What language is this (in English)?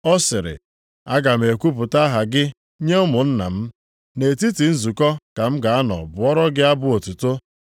Igbo